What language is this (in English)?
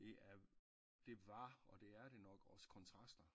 Danish